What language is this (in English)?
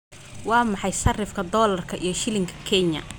Somali